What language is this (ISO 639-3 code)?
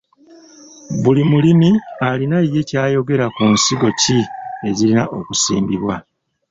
lug